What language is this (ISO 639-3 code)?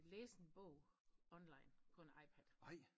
dan